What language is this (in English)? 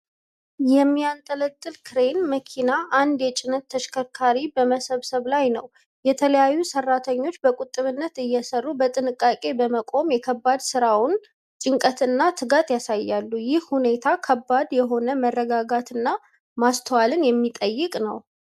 Amharic